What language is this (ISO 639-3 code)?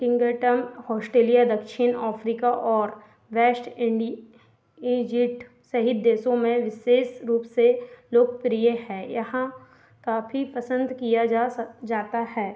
hin